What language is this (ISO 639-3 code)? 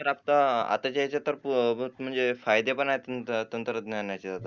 mar